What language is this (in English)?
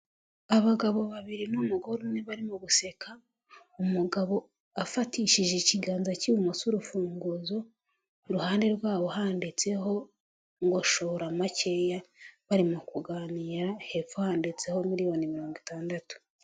Kinyarwanda